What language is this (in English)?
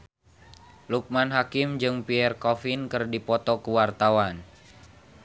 Sundanese